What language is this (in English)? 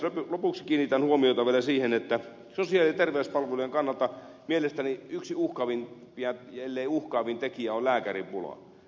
Finnish